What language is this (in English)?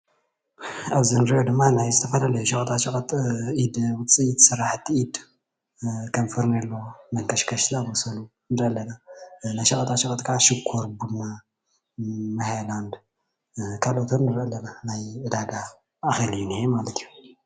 Tigrinya